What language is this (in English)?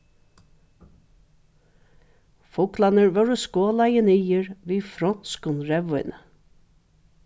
Faroese